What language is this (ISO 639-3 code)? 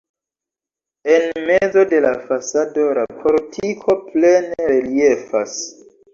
epo